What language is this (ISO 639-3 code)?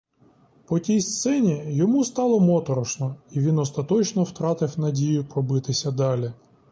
ukr